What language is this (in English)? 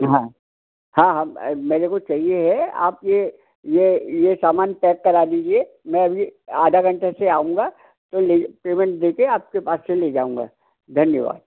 Hindi